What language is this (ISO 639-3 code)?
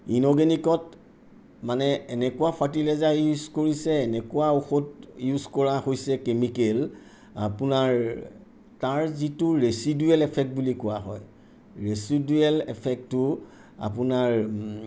asm